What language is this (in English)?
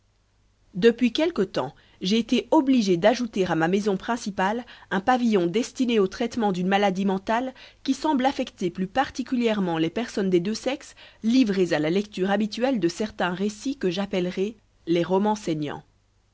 French